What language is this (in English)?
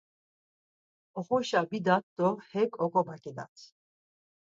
Laz